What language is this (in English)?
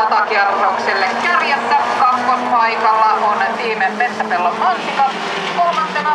Finnish